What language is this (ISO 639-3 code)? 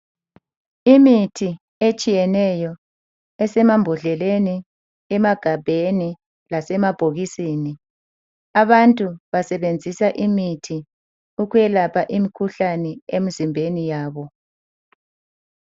nde